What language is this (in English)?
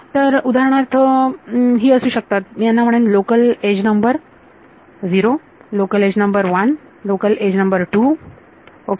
Marathi